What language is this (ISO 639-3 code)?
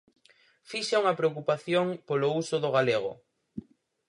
glg